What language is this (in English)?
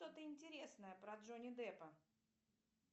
Russian